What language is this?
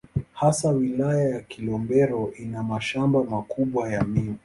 Swahili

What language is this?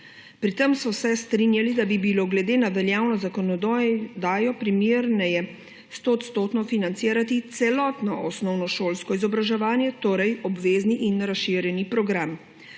Slovenian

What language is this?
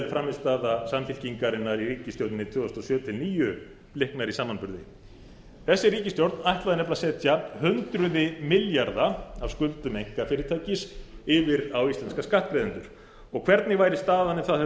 Icelandic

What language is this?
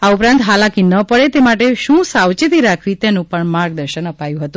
Gujarati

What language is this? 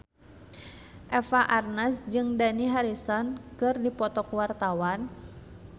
Sundanese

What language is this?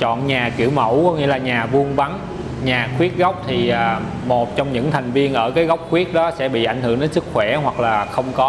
Vietnamese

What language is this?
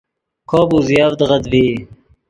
Yidgha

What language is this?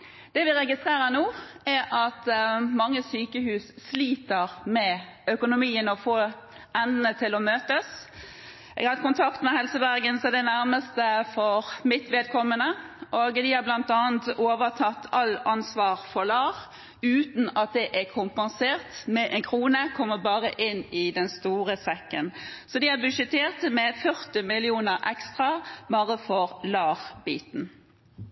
Norwegian Bokmål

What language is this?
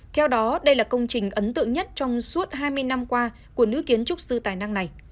Vietnamese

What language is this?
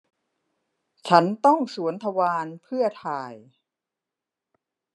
Thai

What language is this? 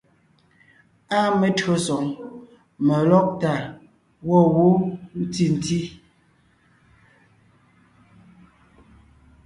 Ngiemboon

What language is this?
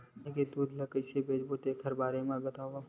Chhattisgarhi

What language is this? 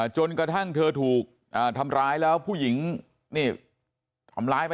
Thai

